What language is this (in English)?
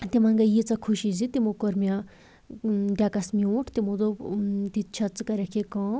Kashmiri